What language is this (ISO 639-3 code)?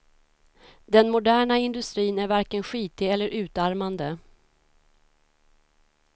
swe